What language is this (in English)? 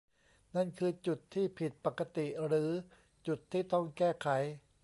Thai